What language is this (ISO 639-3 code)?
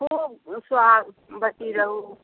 mai